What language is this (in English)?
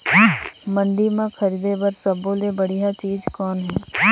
Chhattisgarhi